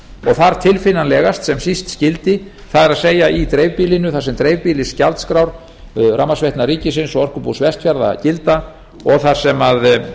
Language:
Icelandic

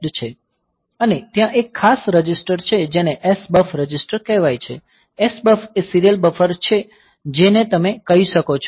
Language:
Gujarati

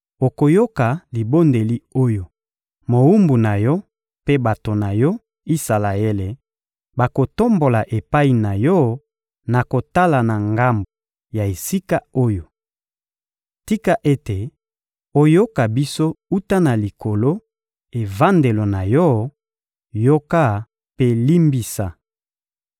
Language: Lingala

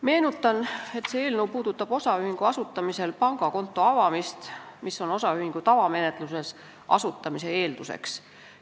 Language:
Estonian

